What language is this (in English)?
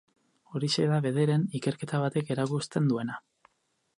Basque